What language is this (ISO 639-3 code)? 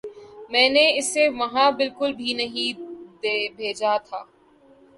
urd